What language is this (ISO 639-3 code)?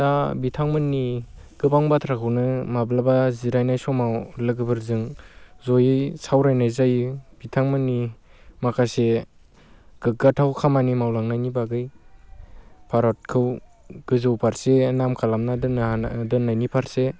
brx